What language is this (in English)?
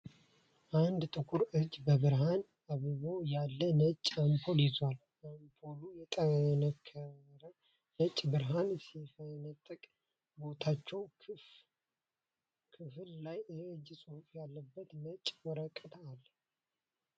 Amharic